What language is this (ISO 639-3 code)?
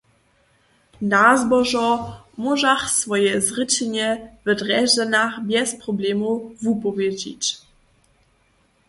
hsb